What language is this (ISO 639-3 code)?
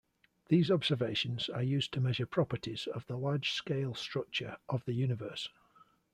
eng